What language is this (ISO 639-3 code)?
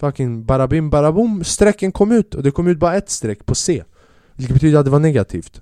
swe